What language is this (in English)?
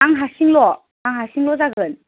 Bodo